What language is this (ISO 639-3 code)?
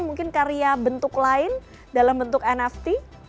ind